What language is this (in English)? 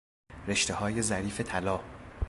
Persian